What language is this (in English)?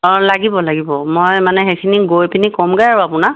Assamese